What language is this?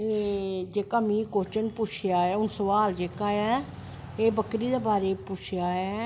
Dogri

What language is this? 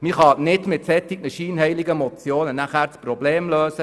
Swiss German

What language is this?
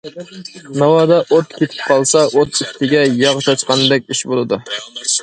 Uyghur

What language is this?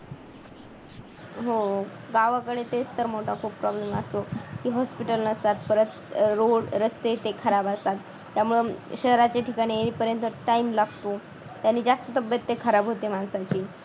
Marathi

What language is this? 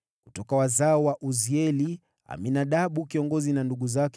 Swahili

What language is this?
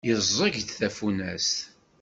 Kabyle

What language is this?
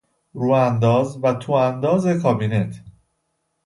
Persian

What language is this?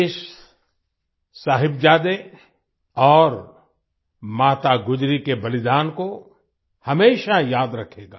Hindi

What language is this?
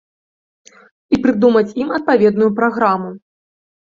Belarusian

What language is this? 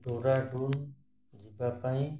Odia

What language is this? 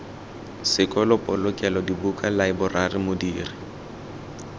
Tswana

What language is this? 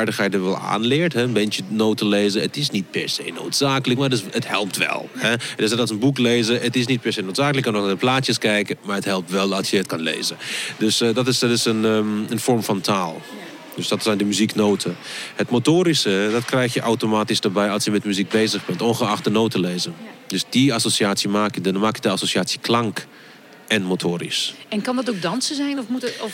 Dutch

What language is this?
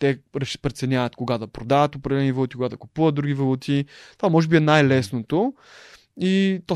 Bulgarian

